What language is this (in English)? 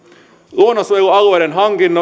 Finnish